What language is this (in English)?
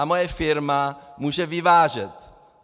Czech